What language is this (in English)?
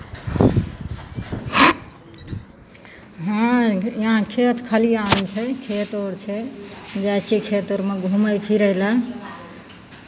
Maithili